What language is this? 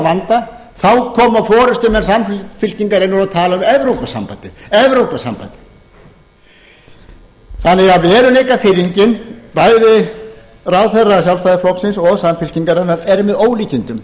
Icelandic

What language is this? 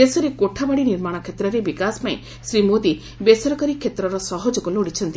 Odia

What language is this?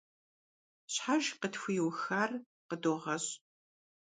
Kabardian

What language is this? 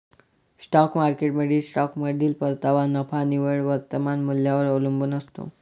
Marathi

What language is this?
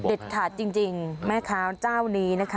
Thai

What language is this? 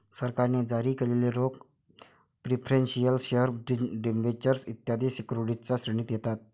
Marathi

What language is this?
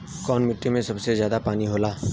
Bhojpuri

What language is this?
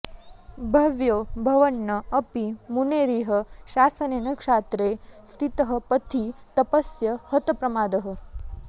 Sanskrit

